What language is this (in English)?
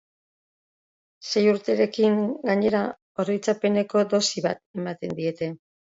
Basque